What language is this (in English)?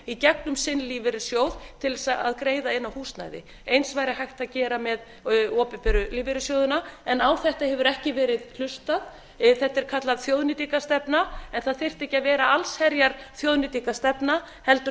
Icelandic